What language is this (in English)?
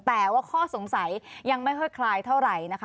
Thai